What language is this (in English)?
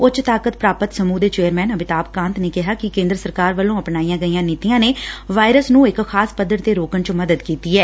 Punjabi